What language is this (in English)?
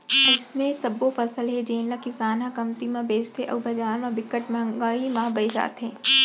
Chhattisgarhi